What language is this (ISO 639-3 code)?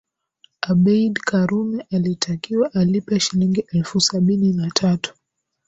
swa